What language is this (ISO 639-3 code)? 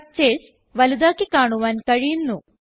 mal